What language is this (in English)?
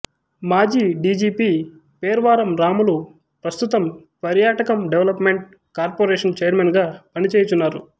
Telugu